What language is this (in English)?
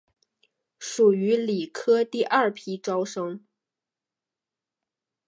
Chinese